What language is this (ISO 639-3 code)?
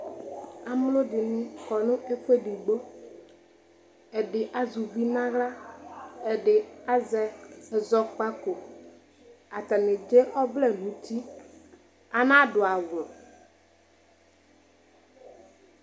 kpo